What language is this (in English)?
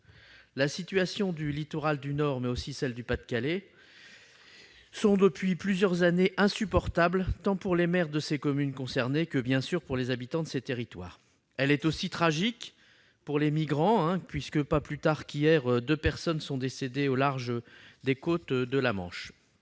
French